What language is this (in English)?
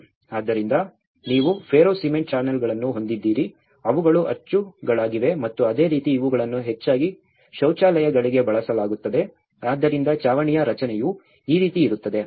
Kannada